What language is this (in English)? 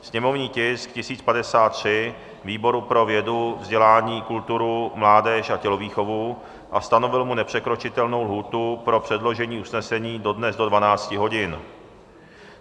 Czech